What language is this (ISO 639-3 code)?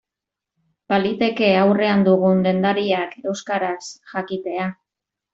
eus